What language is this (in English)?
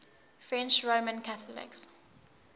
English